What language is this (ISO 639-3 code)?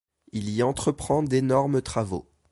fra